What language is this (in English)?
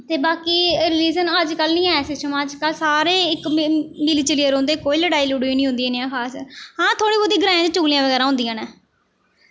Dogri